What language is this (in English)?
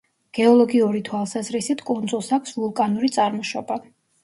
Georgian